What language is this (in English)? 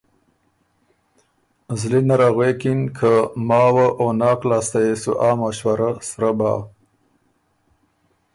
Ormuri